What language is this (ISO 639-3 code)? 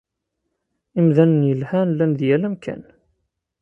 kab